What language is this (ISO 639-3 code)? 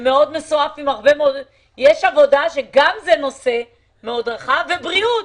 heb